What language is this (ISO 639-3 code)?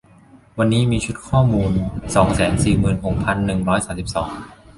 tha